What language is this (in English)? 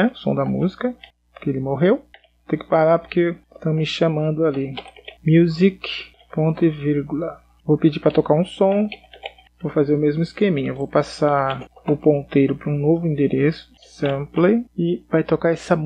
Portuguese